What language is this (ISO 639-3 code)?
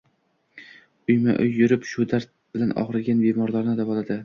uzb